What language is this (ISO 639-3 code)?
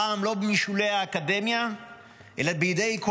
heb